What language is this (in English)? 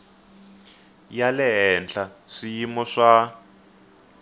Tsonga